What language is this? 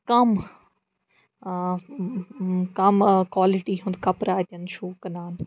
Kashmiri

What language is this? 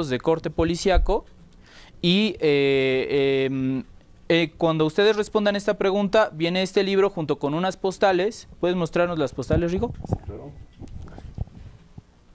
Spanish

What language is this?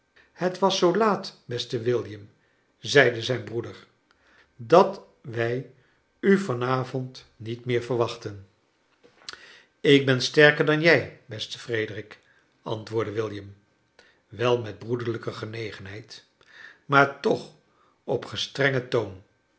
Dutch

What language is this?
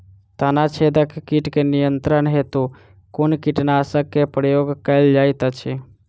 Maithili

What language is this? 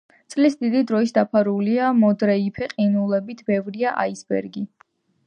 Georgian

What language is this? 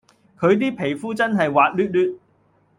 Cantonese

